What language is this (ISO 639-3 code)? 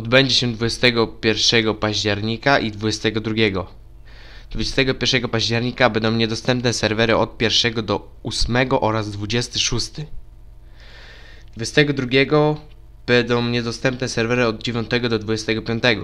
pol